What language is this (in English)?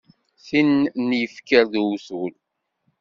Kabyle